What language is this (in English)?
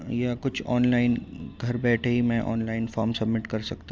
Urdu